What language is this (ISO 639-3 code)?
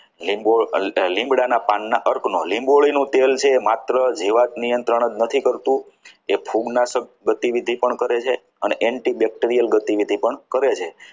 guj